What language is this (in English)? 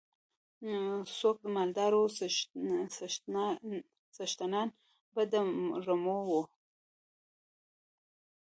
Pashto